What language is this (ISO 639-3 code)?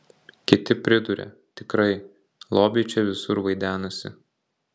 lit